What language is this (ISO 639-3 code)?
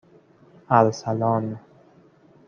fas